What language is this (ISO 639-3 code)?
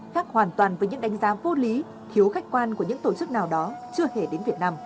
vie